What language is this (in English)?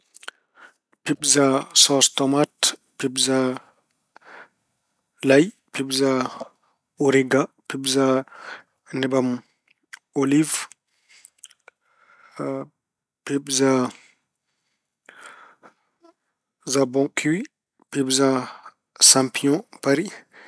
Fula